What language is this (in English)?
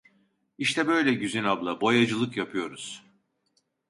Turkish